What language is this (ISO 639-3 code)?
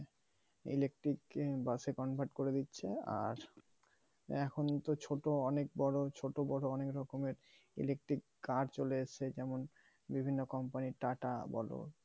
ben